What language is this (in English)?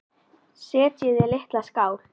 Icelandic